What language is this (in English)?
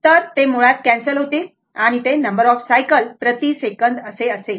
Marathi